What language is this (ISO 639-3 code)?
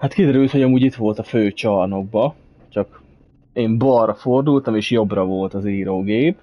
hun